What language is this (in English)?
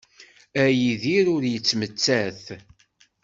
Kabyle